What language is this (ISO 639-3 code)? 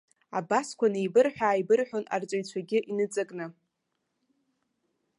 abk